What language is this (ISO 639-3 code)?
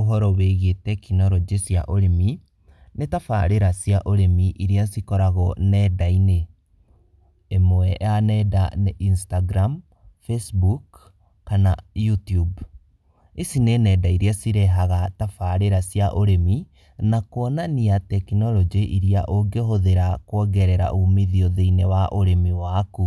kik